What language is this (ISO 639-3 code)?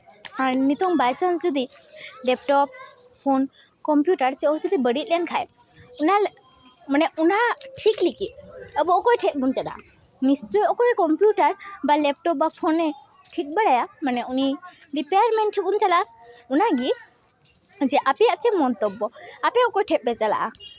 sat